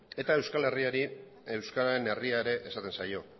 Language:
Basque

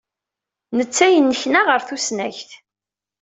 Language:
Kabyle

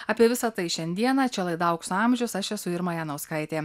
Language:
Lithuanian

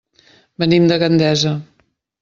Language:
Catalan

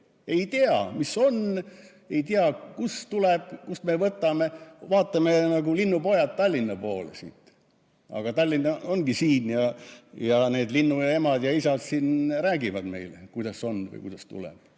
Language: Estonian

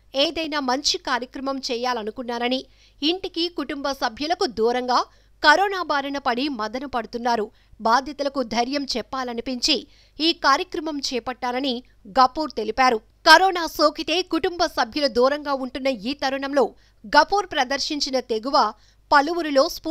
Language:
Hindi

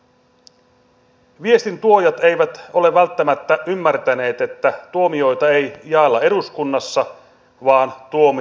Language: Finnish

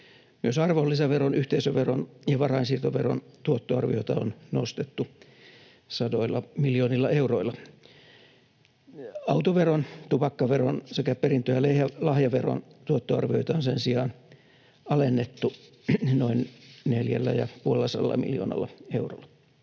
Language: Finnish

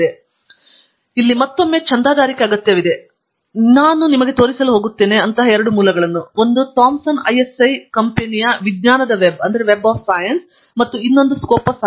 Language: Kannada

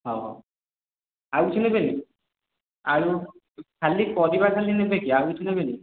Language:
Odia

